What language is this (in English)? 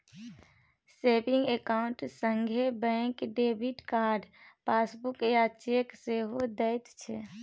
Maithili